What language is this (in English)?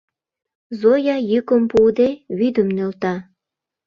Mari